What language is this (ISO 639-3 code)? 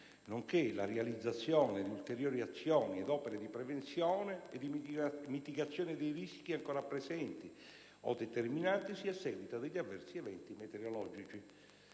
ita